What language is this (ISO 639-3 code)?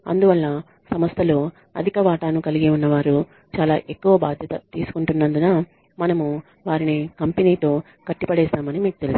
tel